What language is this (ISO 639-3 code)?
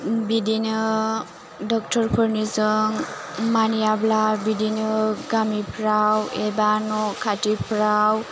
brx